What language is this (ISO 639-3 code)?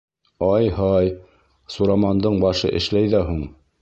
bak